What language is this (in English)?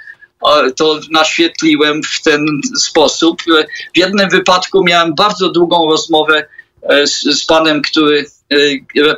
Polish